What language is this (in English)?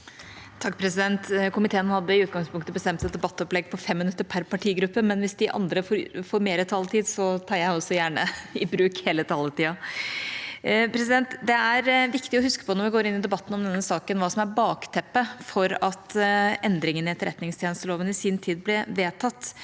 Norwegian